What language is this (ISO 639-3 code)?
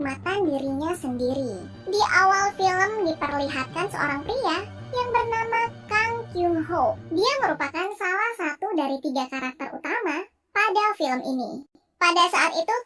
ind